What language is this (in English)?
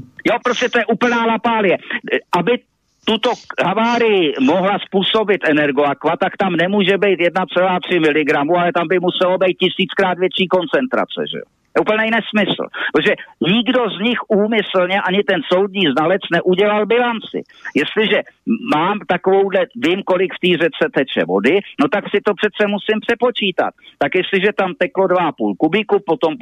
Czech